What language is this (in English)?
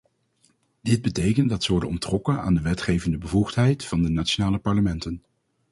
Dutch